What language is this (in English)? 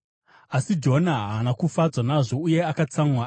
Shona